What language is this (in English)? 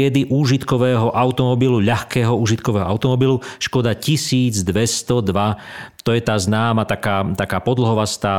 Slovak